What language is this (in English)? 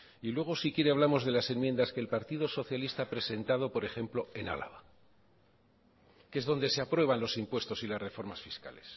Spanish